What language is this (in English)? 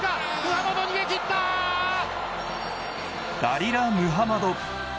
Japanese